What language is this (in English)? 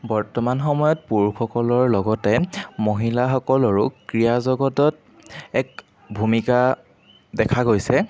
Assamese